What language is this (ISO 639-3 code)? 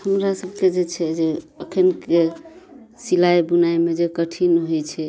mai